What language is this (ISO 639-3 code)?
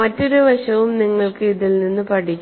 mal